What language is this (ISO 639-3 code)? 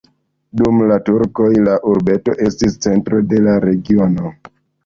epo